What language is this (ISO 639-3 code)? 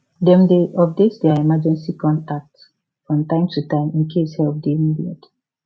pcm